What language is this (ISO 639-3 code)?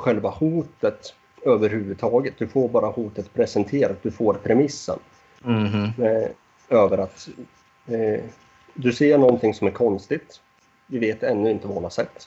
swe